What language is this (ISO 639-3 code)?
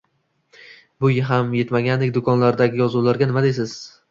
uzb